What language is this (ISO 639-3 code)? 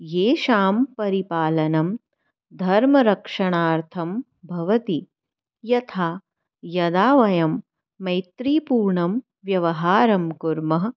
san